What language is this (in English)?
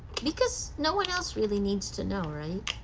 English